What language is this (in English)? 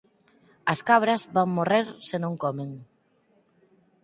Galician